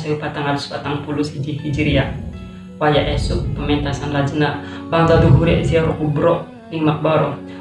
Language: Indonesian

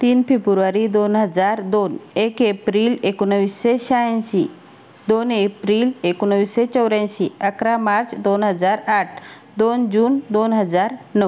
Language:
Marathi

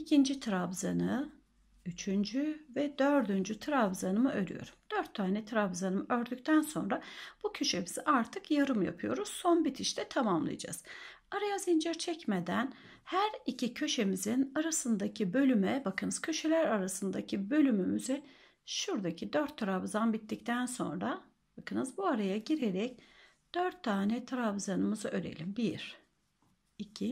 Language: Turkish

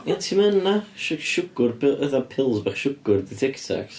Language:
Welsh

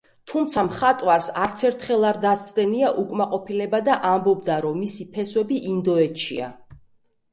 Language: Georgian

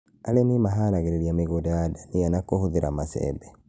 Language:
Kikuyu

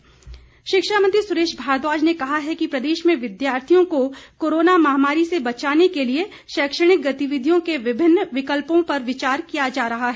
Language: Hindi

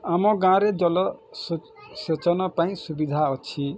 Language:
Odia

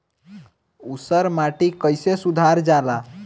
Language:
Bhojpuri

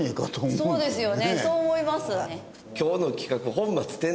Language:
Japanese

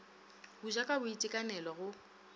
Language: Northern Sotho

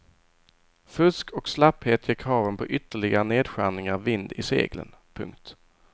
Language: Swedish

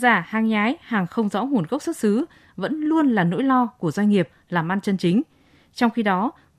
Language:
Vietnamese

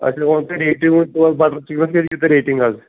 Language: Kashmiri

